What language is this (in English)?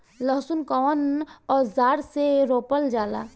Bhojpuri